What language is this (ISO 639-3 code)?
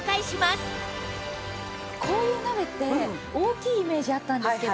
jpn